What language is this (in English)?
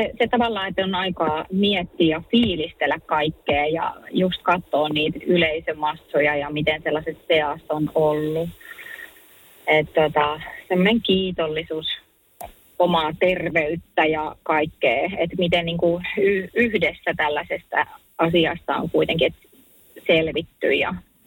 Finnish